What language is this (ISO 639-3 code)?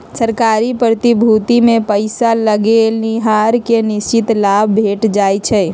mag